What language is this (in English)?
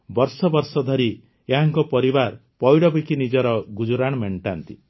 Odia